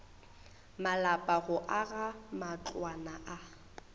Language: Northern Sotho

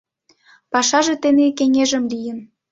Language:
Mari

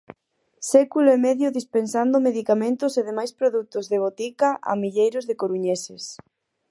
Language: Galician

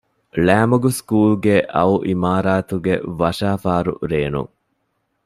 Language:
Divehi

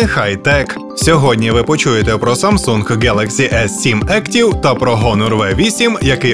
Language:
Ukrainian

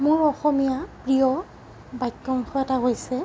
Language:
Assamese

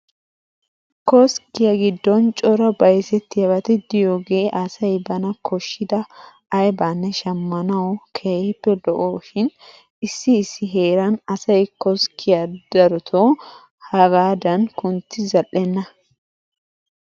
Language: Wolaytta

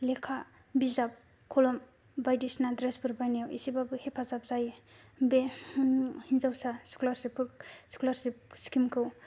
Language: Bodo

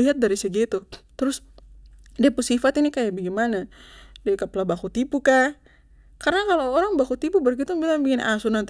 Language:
Papuan Malay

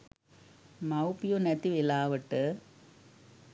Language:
Sinhala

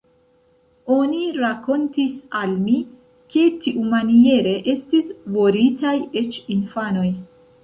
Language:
Esperanto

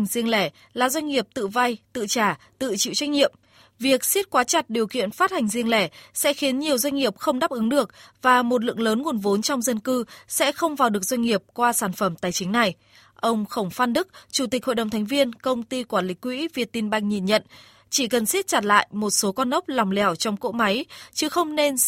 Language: Vietnamese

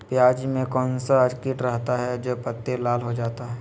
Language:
Magahi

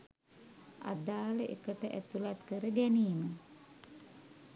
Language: Sinhala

